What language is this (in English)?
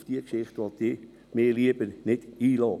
Swiss German